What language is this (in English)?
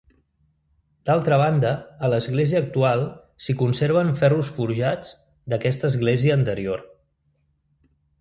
Catalan